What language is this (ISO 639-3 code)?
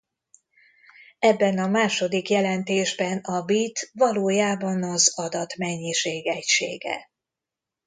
hun